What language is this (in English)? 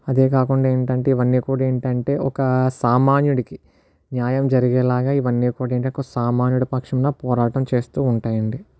Telugu